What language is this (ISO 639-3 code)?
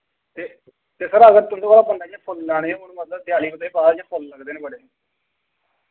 doi